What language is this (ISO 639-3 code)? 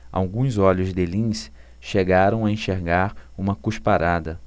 por